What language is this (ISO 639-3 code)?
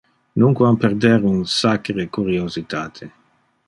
ina